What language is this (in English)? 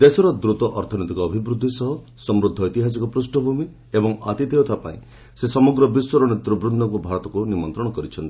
Odia